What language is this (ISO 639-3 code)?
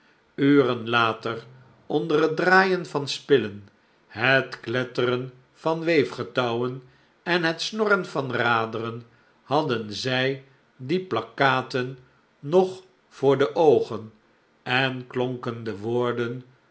nld